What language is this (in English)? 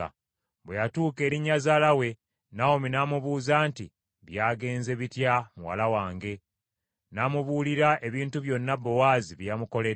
Ganda